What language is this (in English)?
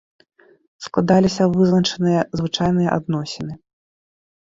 Belarusian